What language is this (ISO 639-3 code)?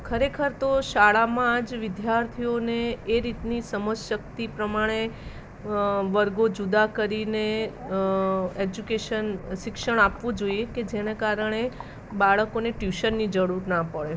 guj